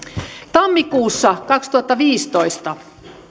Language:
Finnish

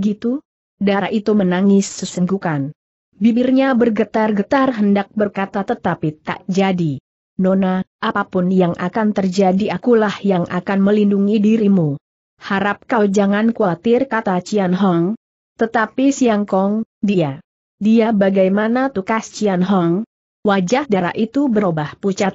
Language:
Indonesian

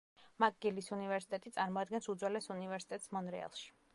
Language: Georgian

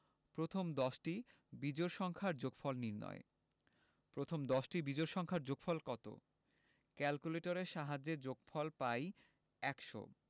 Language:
Bangla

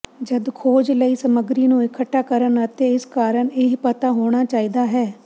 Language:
Punjabi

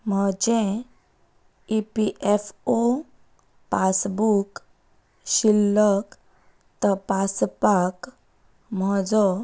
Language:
Konkani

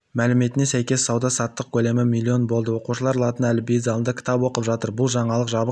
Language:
Kazakh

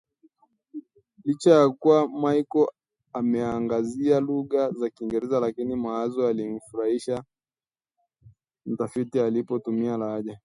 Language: Swahili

